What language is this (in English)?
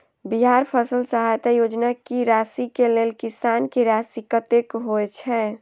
Maithili